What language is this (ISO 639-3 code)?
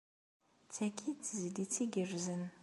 kab